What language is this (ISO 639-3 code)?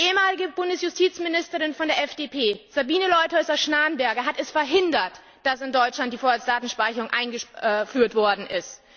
deu